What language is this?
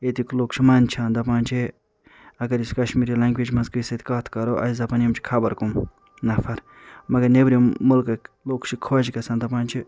Kashmiri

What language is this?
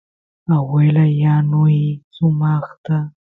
Santiago del Estero Quichua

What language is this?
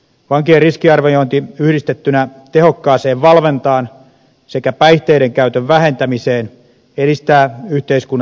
Finnish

